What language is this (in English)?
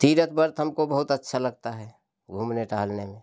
Hindi